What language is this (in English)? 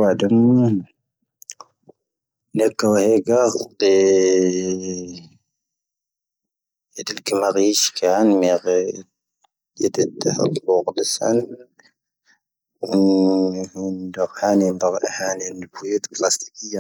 Tahaggart Tamahaq